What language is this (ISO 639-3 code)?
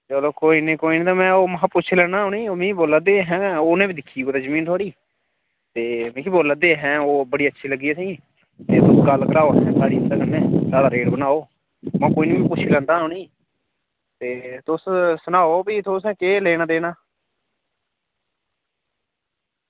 doi